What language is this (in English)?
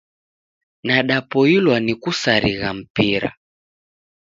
Taita